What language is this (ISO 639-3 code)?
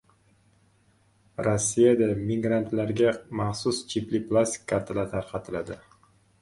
uzb